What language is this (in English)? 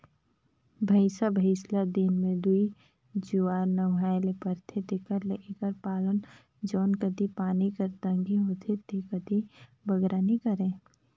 Chhattisgarhi